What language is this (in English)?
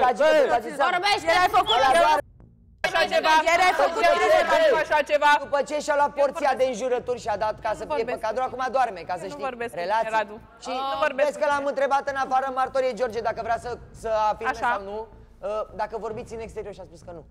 Romanian